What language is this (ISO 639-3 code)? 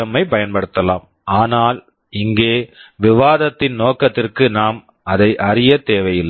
tam